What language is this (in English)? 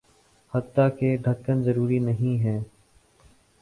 Urdu